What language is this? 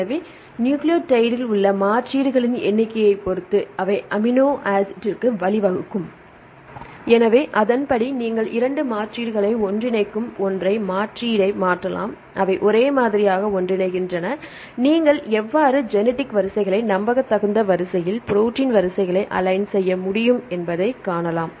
Tamil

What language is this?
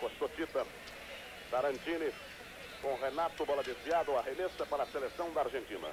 Portuguese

